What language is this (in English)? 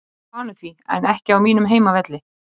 Icelandic